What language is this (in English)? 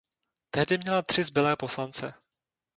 Czech